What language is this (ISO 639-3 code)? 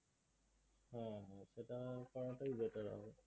ben